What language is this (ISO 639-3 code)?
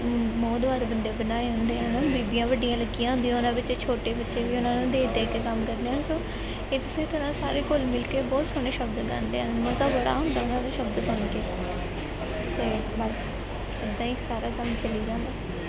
pan